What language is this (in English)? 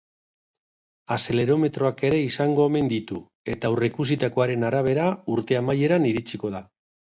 Basque